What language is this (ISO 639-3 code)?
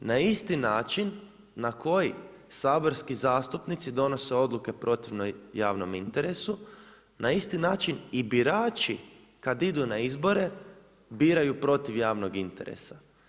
hrv